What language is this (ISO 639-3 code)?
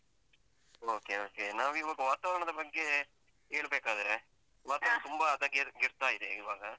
kan